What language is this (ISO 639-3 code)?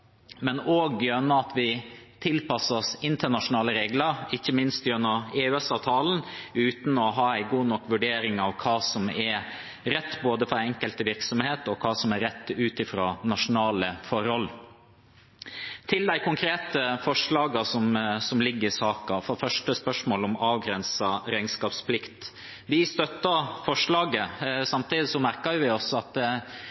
nob